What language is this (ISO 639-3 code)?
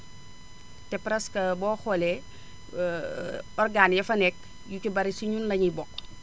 wol